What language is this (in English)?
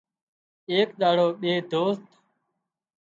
Wadiyara Koli